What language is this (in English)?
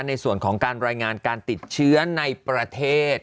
Thai